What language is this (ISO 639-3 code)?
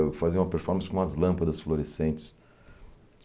por